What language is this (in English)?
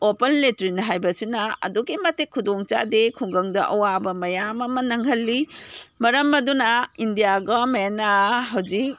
Manipuri